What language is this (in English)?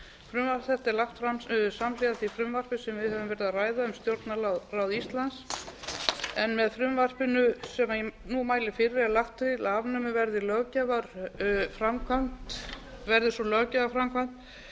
Icelandic